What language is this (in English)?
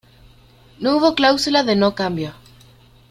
Spanish